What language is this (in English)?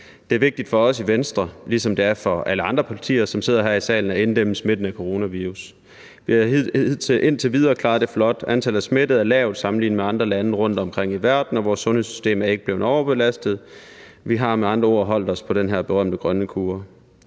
Danish